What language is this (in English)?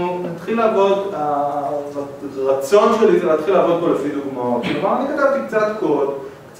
Hebrew